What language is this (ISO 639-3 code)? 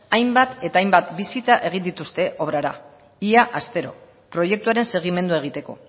eus